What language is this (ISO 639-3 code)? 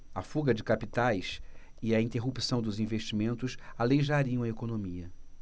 por